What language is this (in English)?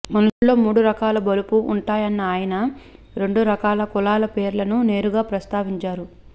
Telugu